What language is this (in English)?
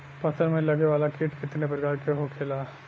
Bhojpuri